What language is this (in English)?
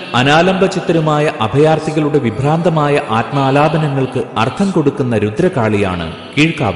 Malayalam